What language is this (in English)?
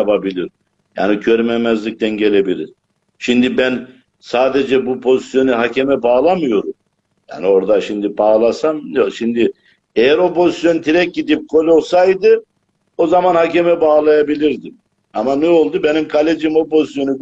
Turkish